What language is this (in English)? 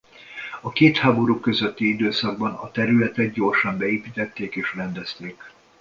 Hungarian